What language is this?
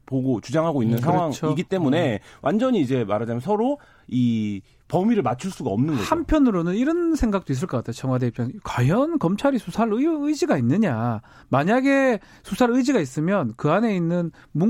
Korean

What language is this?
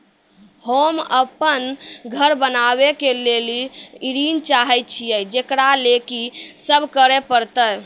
Maithili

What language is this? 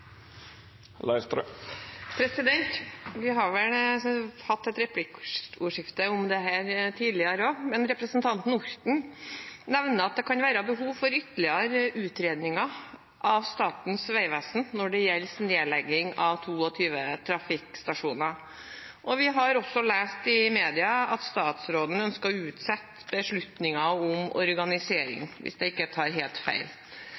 Norwegian Bokmål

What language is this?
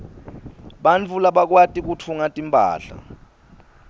Swati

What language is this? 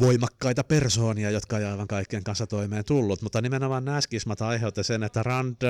Finnish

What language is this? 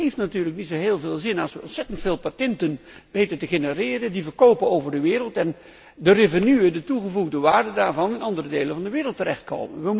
Dutch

